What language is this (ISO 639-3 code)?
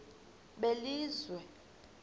xho